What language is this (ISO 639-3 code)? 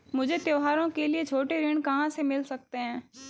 hin